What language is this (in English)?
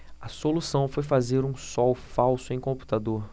Portuguese